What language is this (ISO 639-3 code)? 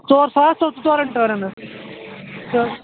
kas